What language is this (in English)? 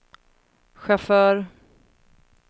Swedish